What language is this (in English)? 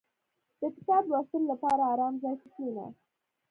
Pashto